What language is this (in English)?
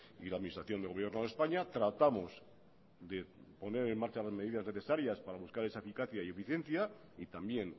Spanish